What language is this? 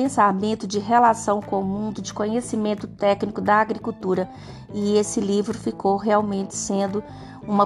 Portuguese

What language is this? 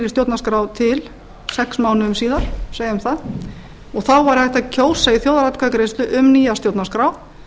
Icelandic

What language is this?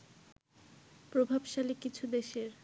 Bangla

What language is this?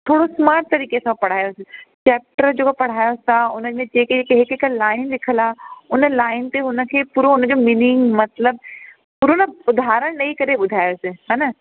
Sindhi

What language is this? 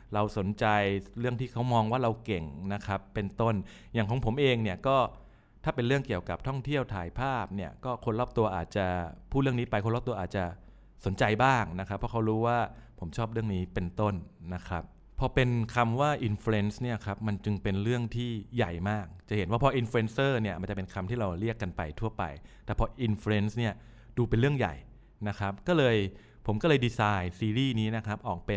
Thai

